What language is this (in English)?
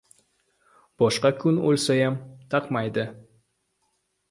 Uzbek